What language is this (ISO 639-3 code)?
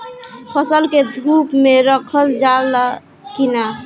bho